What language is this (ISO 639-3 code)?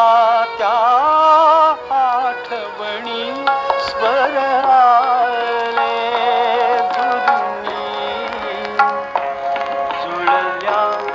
hin